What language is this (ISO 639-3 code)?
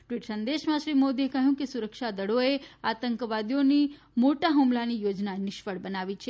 guj